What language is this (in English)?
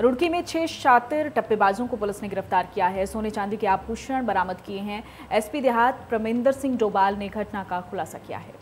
Hindi